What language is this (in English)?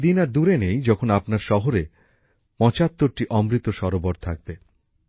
Bangla